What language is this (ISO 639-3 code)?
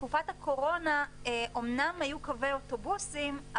heb